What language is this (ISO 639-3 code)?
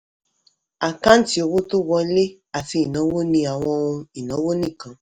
yor